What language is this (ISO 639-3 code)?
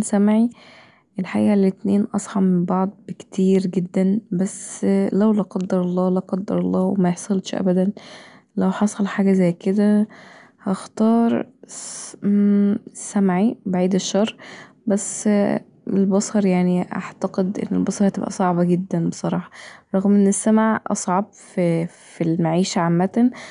arz